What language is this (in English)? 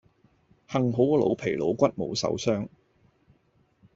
Cantonese